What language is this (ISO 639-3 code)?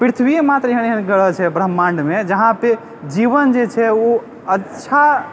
mai